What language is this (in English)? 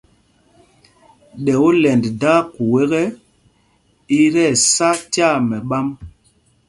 Mpumpong